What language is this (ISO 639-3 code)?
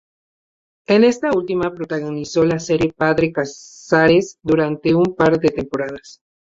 spa